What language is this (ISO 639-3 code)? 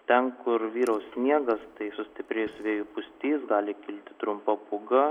lit